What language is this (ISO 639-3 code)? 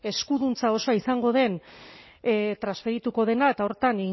eus